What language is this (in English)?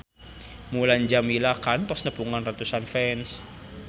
Sundanese